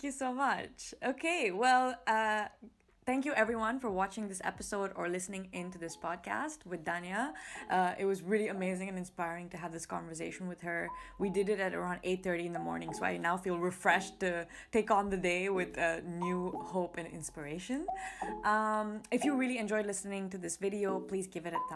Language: English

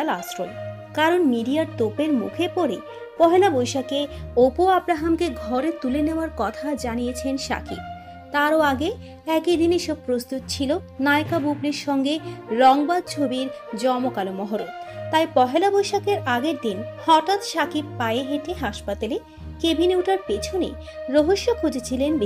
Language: Romanian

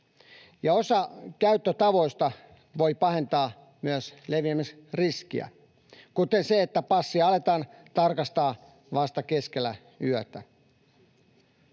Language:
Finnish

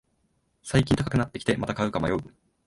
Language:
Japanese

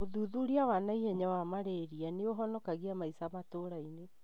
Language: Kikuyu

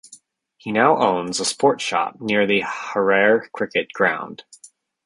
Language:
English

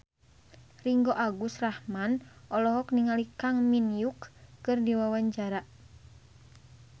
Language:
Sundanese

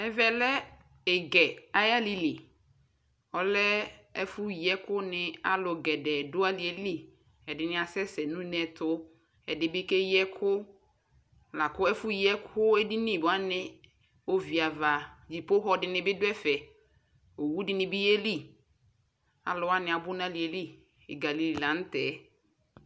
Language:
Ikposo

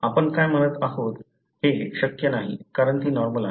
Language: Marathi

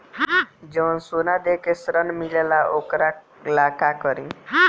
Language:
Bhojpuri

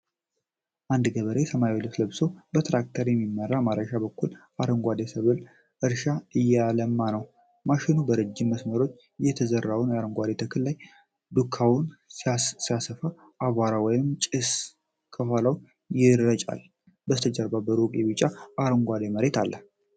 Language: Amharic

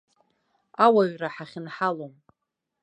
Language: Abkhazian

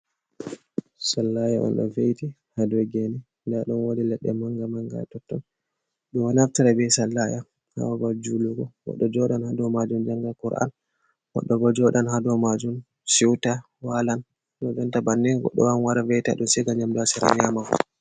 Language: Fula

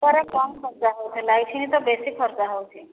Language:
Odia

